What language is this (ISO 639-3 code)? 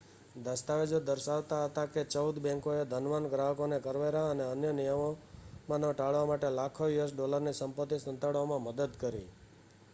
guj